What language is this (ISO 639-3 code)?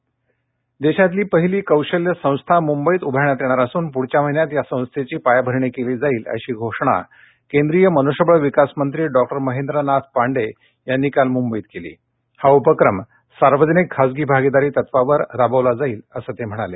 mar